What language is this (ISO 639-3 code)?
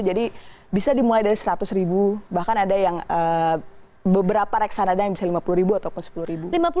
ind